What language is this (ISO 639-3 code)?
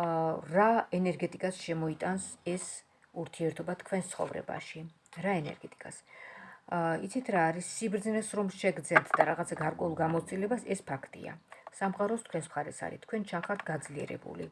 kat